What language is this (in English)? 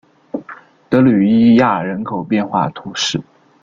Chinese